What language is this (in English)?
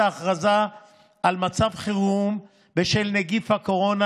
Hebrew